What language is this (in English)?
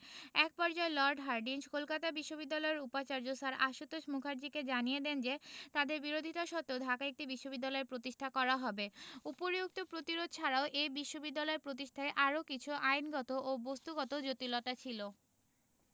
Bangla